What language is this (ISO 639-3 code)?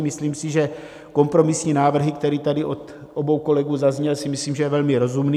ces